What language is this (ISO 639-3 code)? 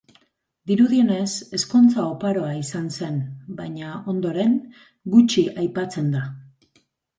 eus